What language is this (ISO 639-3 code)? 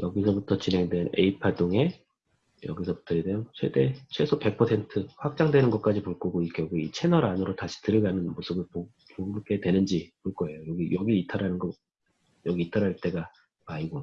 kor